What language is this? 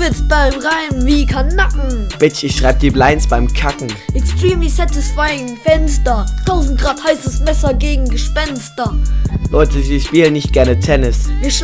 German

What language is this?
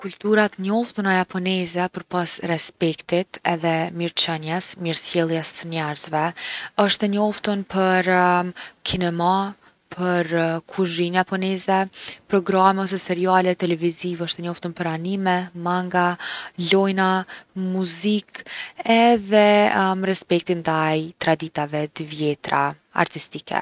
Gheg Albanian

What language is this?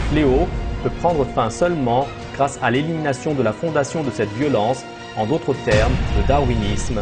French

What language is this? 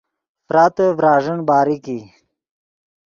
Yidgha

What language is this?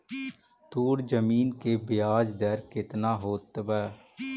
Magahi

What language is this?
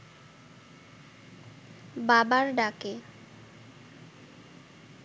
Bangla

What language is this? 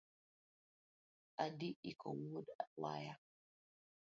Luo (Kenya and Tanzania)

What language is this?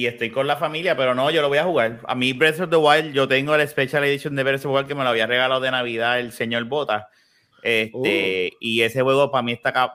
Spanish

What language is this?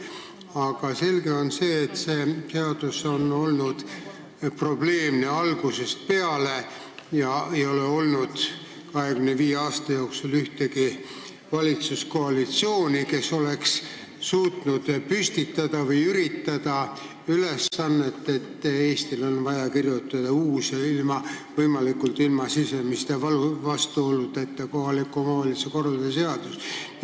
Estonian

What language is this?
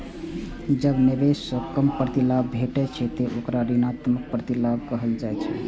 Maithili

